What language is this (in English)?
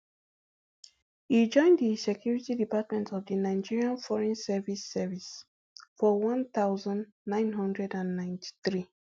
Nigerian Pidgin